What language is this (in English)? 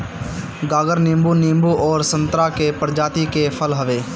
Bhojpuri